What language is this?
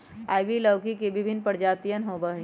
Magahi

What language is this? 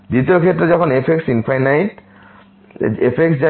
Bangla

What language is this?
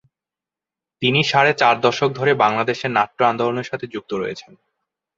Bangla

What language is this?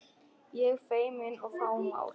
Icelandic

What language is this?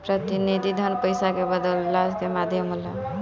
Bhojpuri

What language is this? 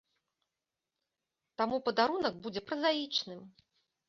Belarusian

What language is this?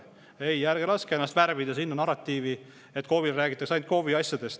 Estonian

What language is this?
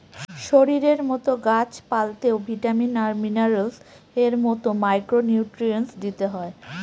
Bangla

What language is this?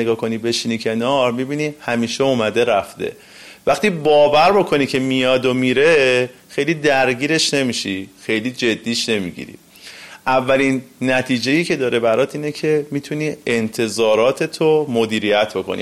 Persian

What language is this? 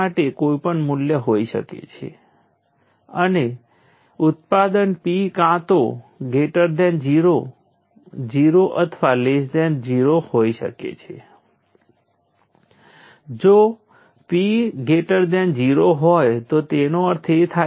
Gujarati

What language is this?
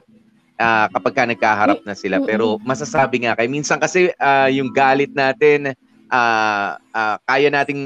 Filipino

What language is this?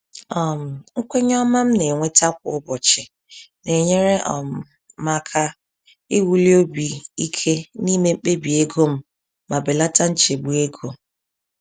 Igbo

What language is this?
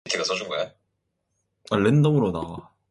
Korean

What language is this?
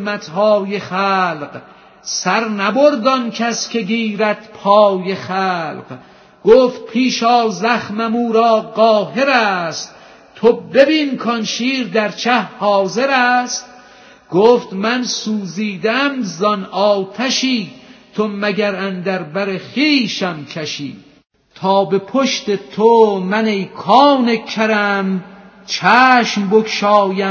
Persian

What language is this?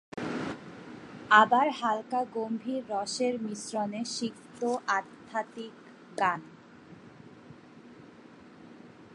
Bangla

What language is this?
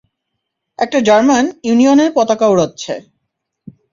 Bangla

